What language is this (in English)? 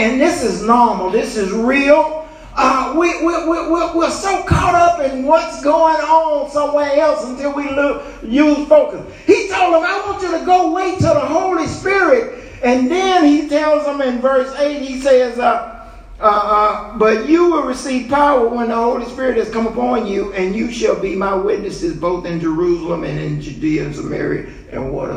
English